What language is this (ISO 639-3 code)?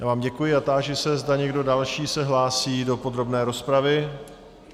ces